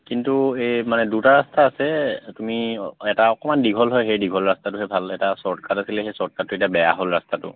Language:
Assamese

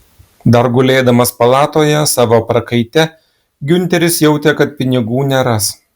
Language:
Lithuanian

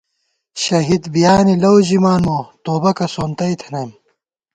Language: Gawar-Bati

